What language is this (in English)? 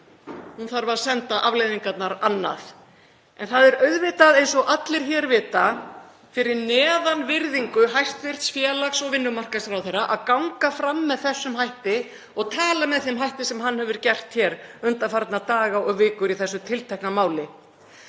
Icelandic